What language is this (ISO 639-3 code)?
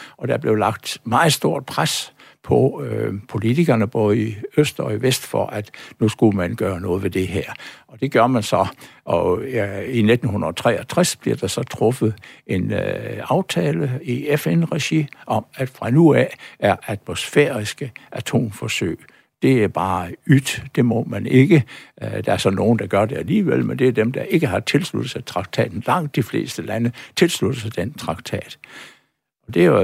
dan